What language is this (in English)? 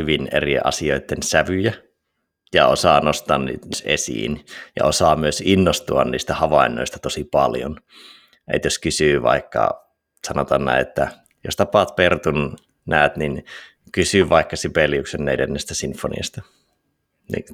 Finnish